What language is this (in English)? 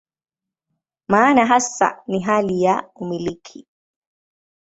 Swahili